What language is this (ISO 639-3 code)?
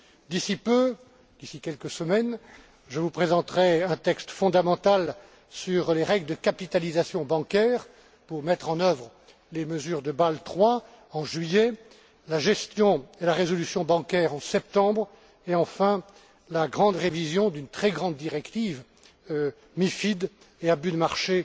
fra